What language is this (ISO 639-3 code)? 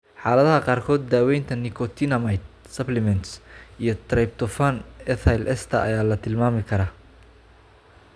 som